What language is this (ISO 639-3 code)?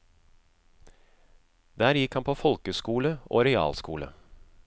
nor